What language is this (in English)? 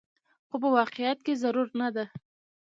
Pashto